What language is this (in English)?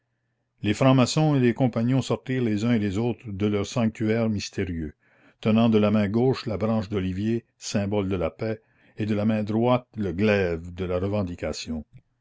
French